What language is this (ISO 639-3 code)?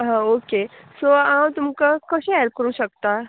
kok